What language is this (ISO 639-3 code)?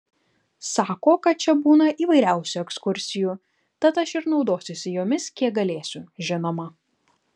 lit